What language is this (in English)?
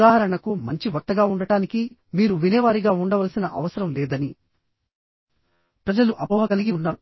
Telugu